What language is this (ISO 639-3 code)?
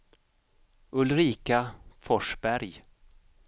swe